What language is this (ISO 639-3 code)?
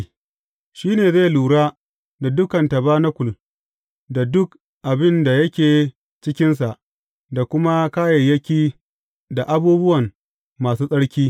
hau